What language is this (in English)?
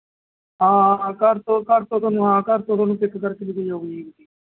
Punjabi